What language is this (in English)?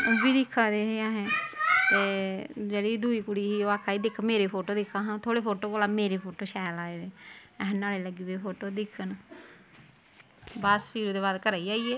Dogri